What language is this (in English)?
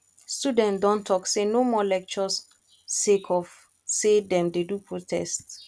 Nigerian Pidgin